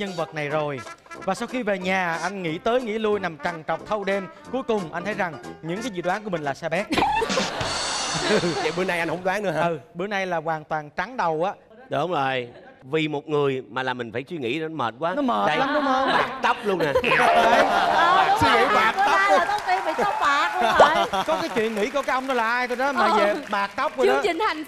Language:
Vietnamese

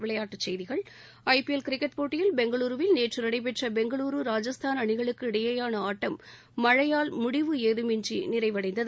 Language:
Tamil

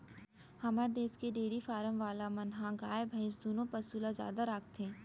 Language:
Chhattisgarhi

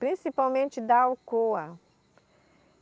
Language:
Portuguese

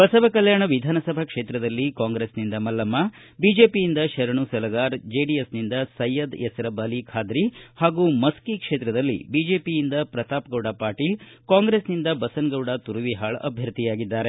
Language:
Kannada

